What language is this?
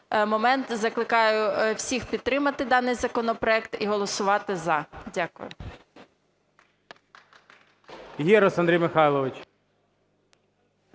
Ukrainian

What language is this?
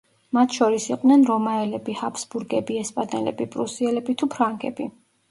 Georgian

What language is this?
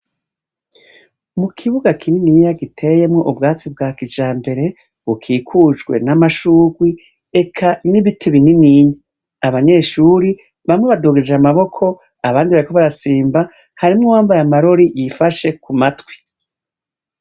Rundi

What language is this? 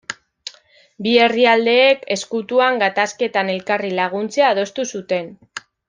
Basque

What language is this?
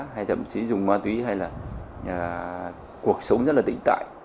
Vietnamese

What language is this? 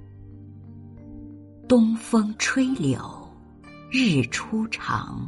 Chinese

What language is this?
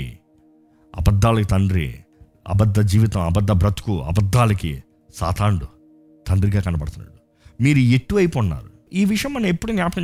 Telugu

